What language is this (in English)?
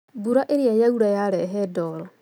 Kikuyu